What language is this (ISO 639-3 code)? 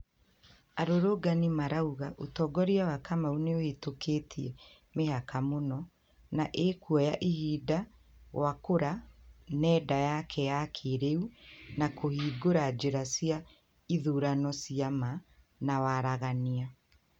kik